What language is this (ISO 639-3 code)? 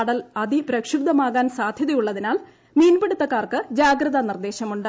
mal